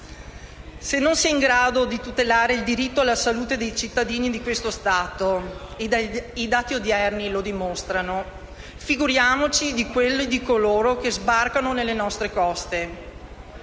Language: Italian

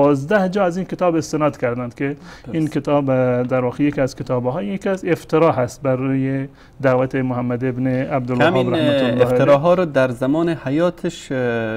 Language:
Persian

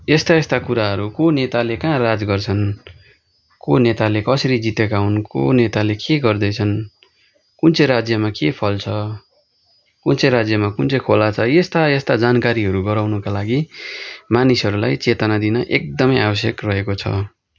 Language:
Nepali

